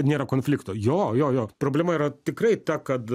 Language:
Lithuanian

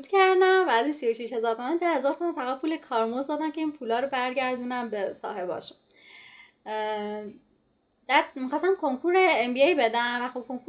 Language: Persian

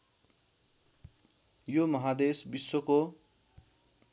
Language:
Nepali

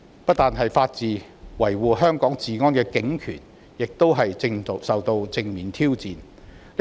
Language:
Cantonese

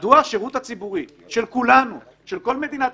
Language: Hebrew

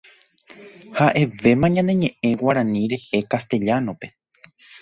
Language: Guarani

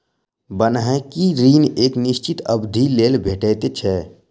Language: Maithili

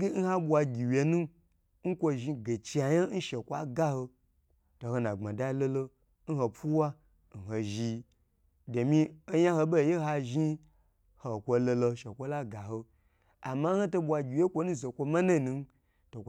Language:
Gbagyi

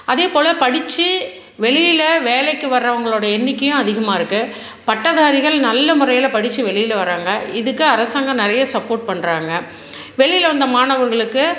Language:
Tamil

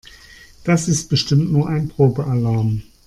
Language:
German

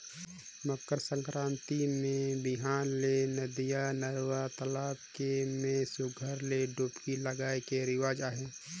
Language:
Chhattisgarhi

